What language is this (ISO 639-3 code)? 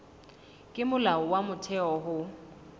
sot